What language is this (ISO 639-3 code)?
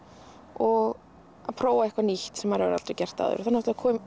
isl